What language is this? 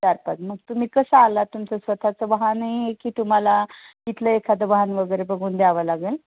Marathi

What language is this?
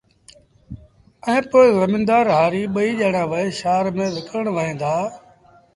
Sindhi Bhil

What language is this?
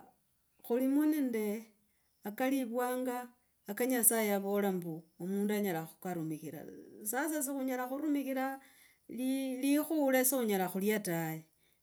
Logooli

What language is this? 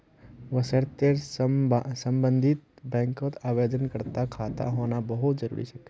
Magahi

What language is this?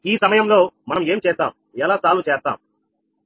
Telugu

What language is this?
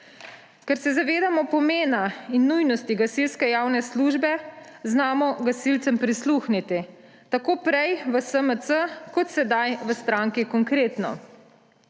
Slovenian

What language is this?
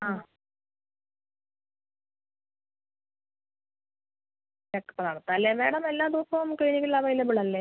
Malayalam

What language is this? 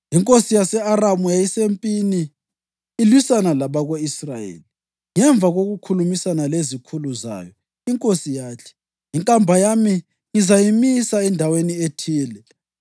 North Ndebele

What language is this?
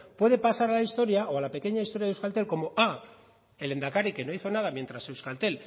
Spanish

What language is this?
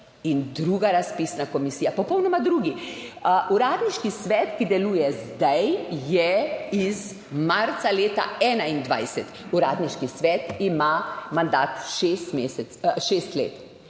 Slovenian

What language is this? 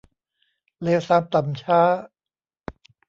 Thai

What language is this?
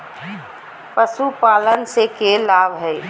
Magahi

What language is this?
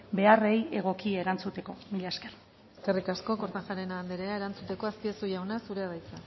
Basque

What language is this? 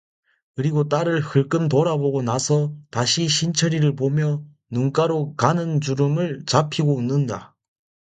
Korean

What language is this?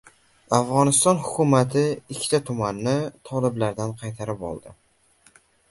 Uzbek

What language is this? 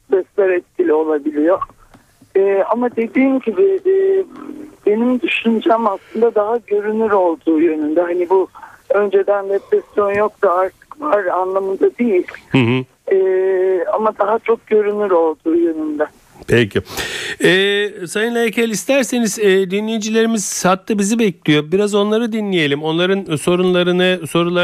Turkish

